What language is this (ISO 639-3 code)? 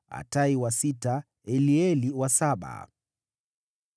swa